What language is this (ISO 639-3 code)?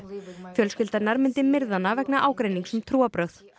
isl